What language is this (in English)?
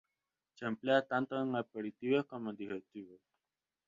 Spanish